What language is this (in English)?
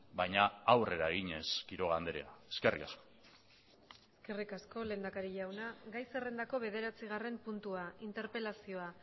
Basque